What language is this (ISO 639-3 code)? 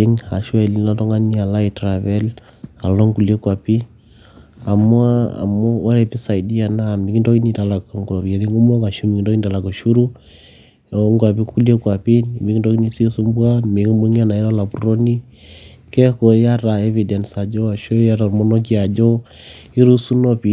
mas